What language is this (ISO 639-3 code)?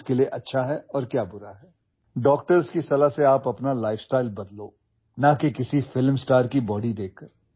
eng